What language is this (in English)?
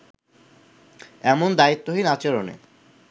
Bangla